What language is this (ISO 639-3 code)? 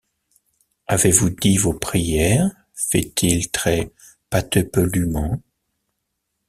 fra